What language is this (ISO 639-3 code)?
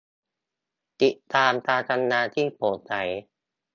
tha